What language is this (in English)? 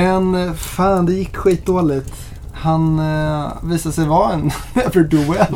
Swedish